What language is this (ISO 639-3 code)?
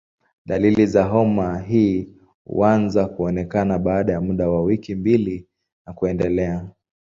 swa